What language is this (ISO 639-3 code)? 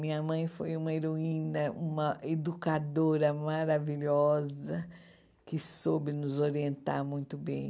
por